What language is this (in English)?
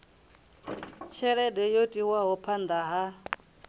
Venda